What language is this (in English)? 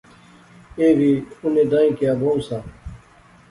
Pahari-Potwari